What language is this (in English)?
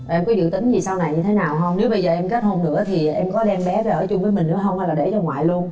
Vietnamese